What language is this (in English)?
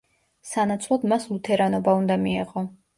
Georgian